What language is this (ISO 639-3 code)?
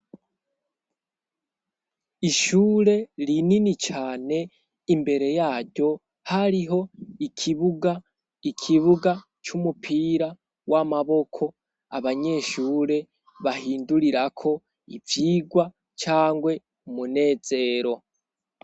run